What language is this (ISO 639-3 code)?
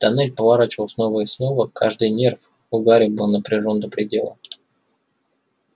rus